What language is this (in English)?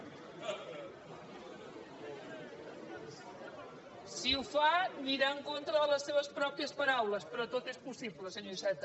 Catalan